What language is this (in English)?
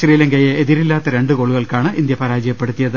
Malayalam